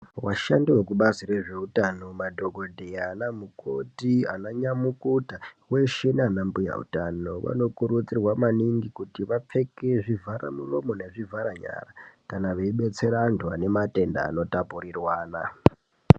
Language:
Ndau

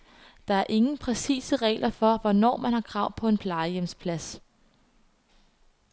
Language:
Danish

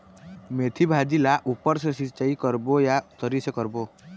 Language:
Chhattisgarhi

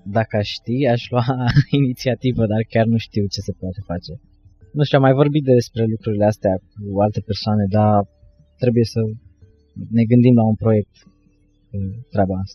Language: Romanian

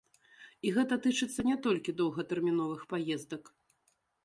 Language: Belarusian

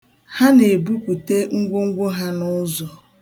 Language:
Igbo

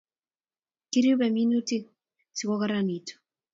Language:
Kalenjin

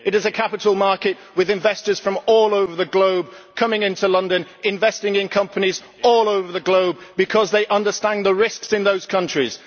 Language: English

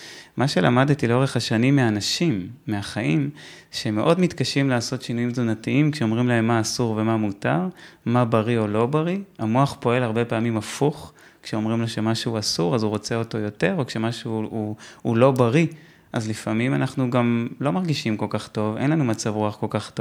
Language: Hebrew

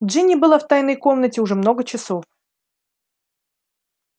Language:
Russian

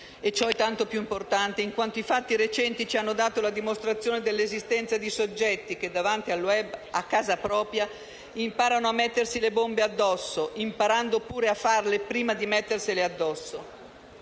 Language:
Italian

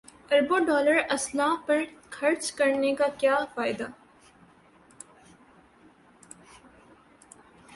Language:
Urdu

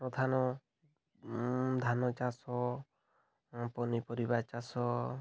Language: Odia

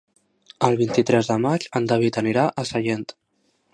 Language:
Catalan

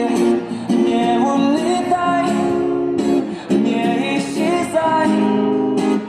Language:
Russian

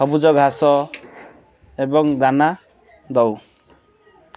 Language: Odia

